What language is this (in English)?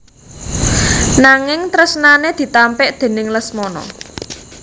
Javanese